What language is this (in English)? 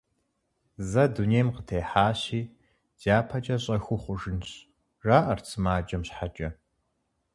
Kabardian